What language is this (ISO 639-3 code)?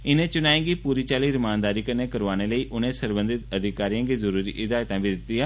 doi